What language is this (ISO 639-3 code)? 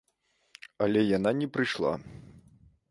bel